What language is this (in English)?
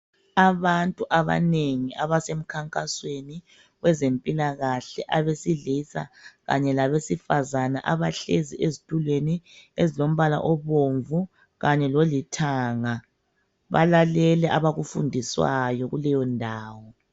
North Ndebele